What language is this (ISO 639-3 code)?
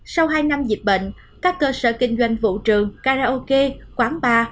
vie